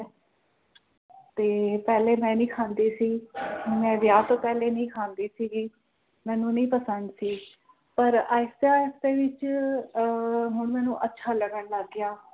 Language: Punjabi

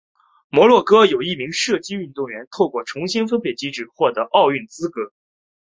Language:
Chinese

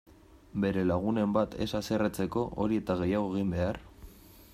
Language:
Basque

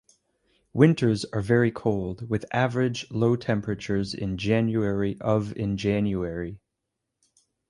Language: English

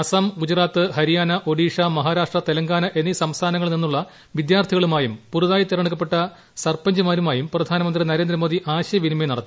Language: Malayalam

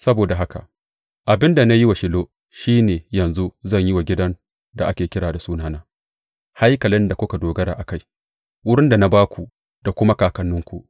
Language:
Hausa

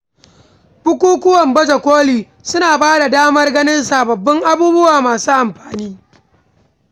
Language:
Hausa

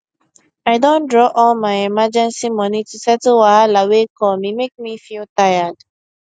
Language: Nigerian Pidgin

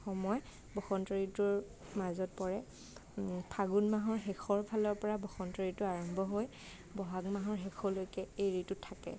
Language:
Assamese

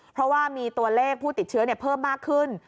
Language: Thai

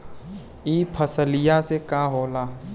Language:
Bhojpuri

